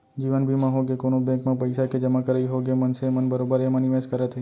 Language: Chhattisgarhi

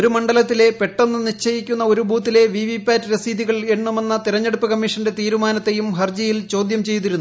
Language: Malayalam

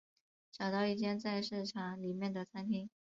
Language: Chinese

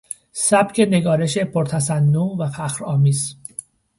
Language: Persian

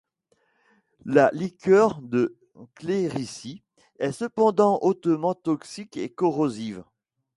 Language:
French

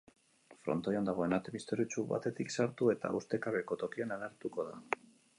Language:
Basque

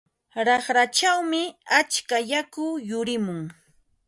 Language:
Ambo-Pasco Quechua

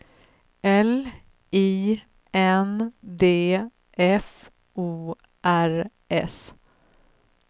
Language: Swedish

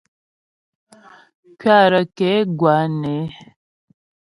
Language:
Ghomala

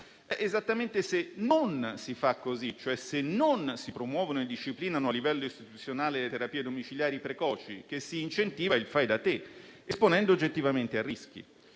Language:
Italian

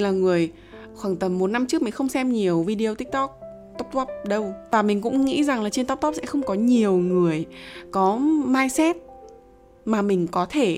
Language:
Vietnamese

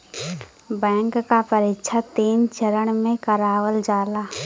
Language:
Bhojpuri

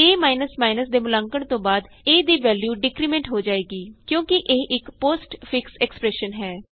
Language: Punjabi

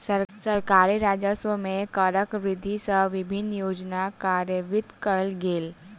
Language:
Maithili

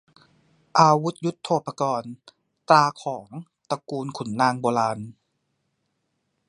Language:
Thai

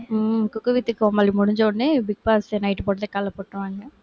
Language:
Tamil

